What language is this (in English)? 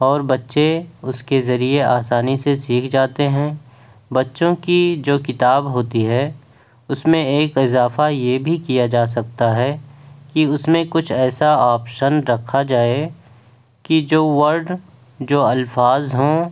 Urdu